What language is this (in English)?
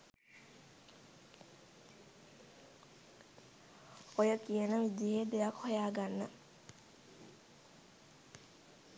Sinhala